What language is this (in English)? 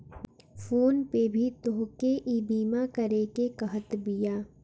Bhojpuri